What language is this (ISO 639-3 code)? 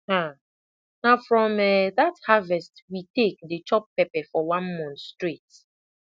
pcm